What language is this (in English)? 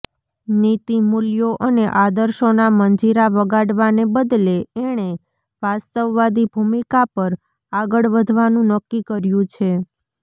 Gujarati